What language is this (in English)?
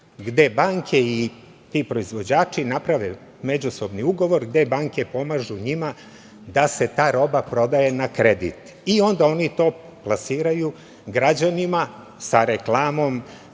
Serbian